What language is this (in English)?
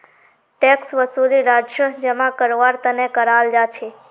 Magahi